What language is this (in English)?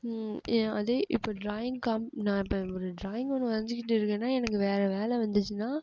Tamil